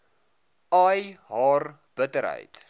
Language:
Afrikaans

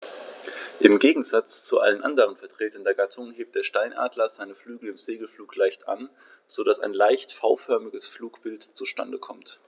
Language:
German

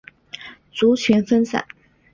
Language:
Chinese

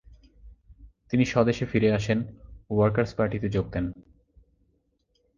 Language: Bangla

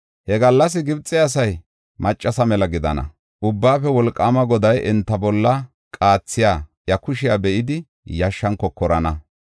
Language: Gofa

